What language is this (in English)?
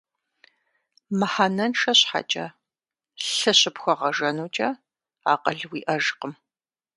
Kabardian